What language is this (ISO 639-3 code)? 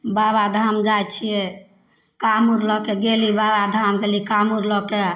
mai